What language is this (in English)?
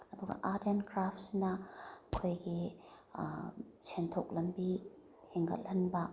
Manipuri